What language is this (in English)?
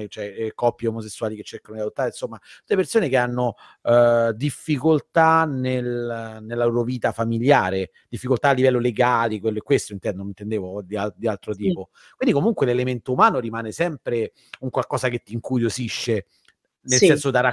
Italian